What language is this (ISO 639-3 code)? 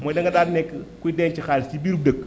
wol